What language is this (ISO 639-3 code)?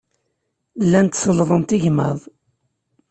kab